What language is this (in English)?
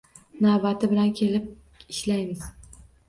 Uzbek